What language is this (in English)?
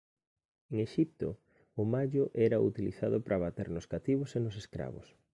Galician